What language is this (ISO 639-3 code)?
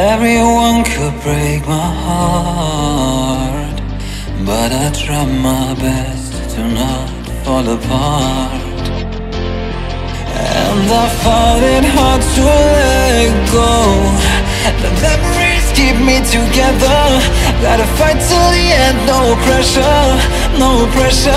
eng